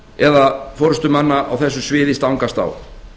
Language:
Icelandic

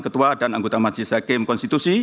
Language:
Indonesian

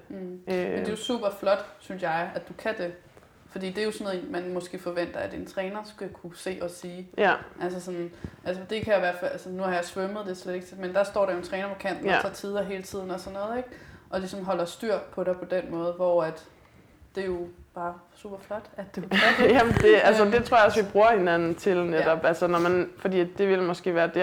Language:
Danish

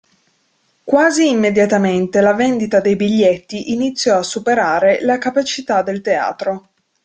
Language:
Italian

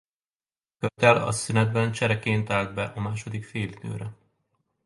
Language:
Hungarian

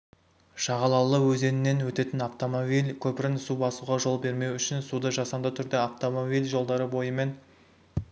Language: Kazakh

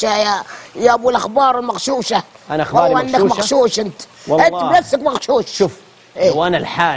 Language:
Arabic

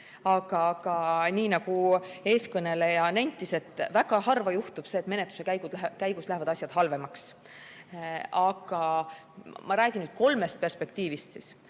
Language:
Estonian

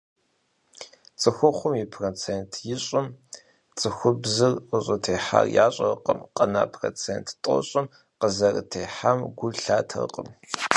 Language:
Kabardian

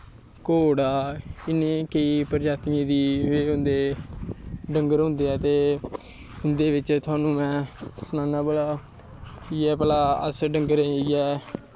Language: Dogri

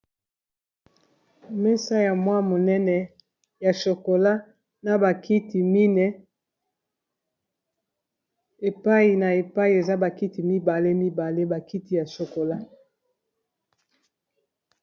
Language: Lingala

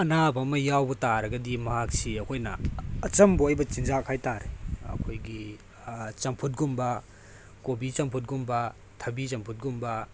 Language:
Manipuri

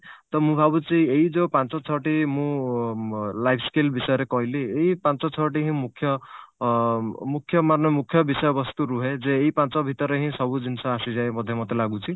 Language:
Odia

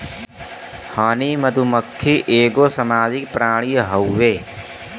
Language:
Bhojpuri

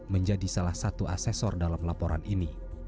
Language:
Indonesian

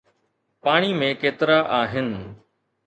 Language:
Sindhi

